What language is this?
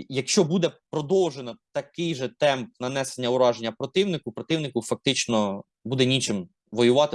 Ukrainian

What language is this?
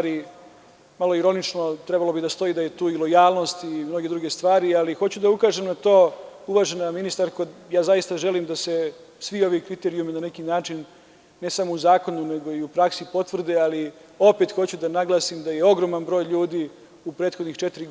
Serbian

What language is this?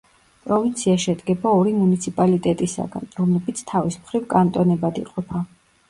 Georgian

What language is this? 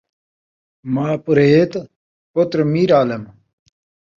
Saraiki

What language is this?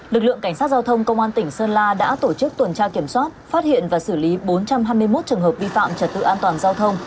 Vietnamese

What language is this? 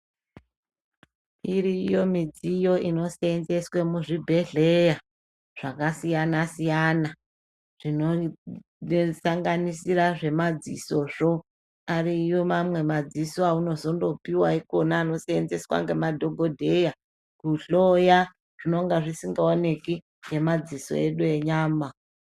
Ndau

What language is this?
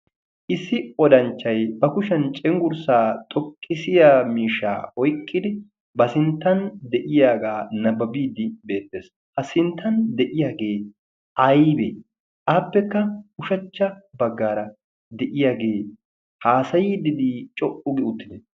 Wolaytta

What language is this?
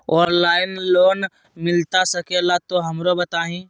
Magahi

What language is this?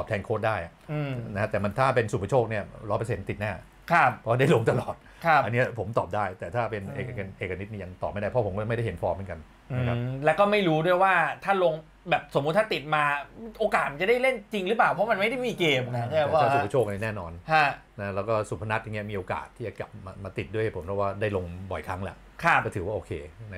Thai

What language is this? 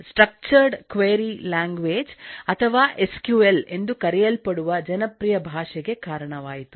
Kannada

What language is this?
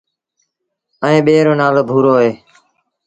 Sindhi Bhil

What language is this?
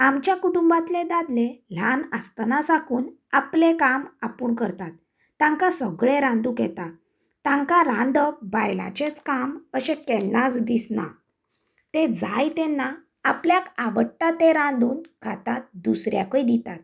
Konkani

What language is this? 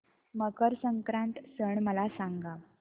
Marathi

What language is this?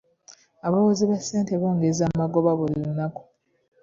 Ganda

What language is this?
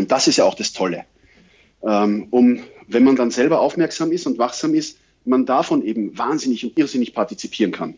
German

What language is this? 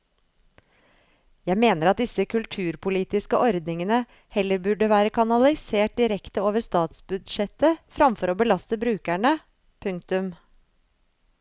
Norwegian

